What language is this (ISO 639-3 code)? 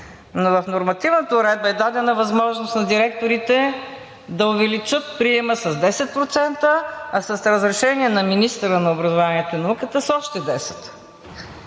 bul